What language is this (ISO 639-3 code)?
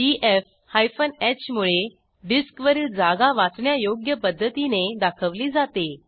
mar